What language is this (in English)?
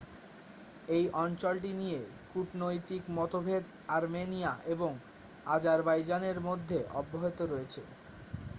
Bangla